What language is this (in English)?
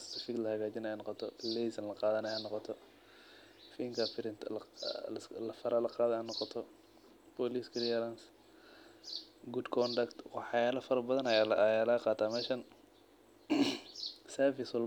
Somali